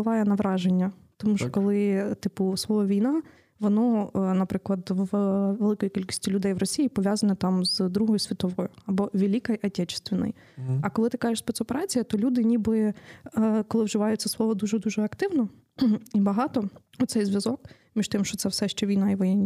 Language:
Ukrainian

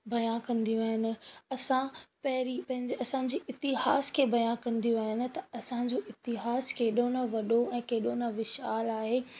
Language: Sindhi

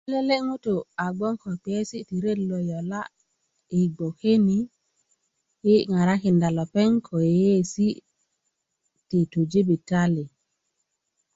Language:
Kuku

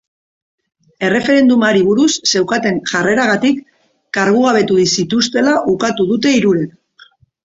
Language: Basque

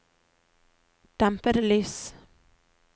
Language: Norwegian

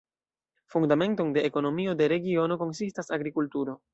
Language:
Esperanto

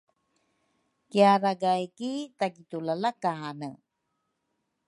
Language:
Rukai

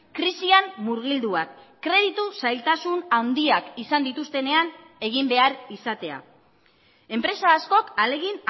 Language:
Basque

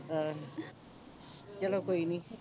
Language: Punjabi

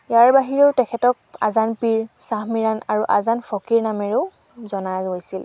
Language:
Assamese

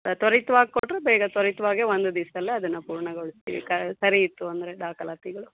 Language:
Kannada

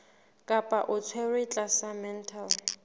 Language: Southern Sotho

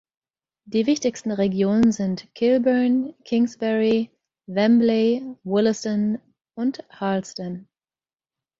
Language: German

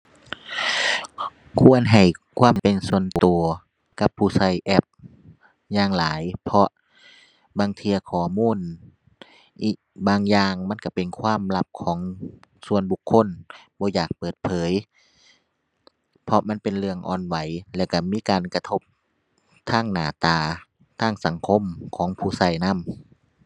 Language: Thai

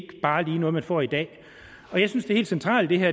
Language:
Danish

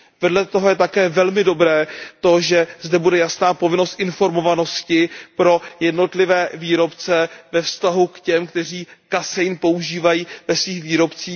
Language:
Czech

